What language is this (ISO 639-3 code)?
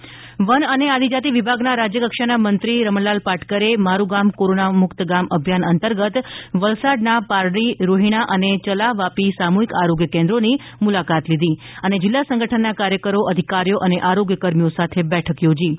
guj